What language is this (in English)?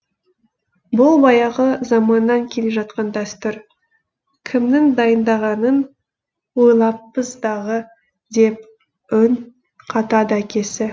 Kazakh